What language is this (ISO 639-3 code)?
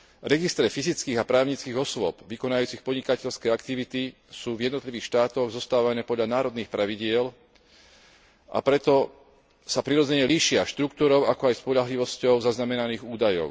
slk